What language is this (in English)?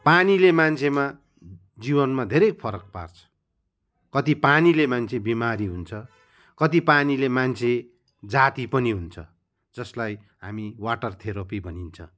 Nepali